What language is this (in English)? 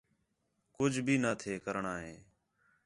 Khetrani